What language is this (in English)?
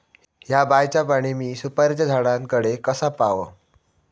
Marathi